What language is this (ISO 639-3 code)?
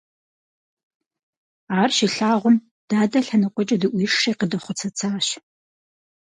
kbd